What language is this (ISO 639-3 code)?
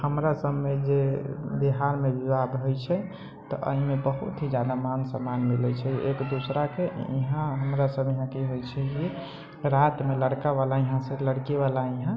mai